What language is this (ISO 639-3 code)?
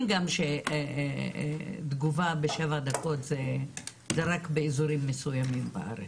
heb